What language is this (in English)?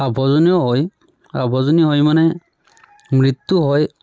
Assamese